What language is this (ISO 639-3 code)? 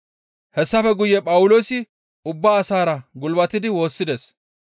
gmv